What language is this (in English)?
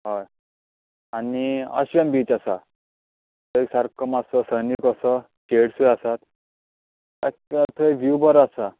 Konkani